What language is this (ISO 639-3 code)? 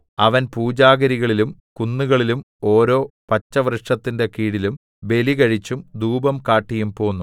mal